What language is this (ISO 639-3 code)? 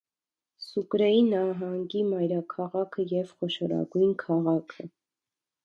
hye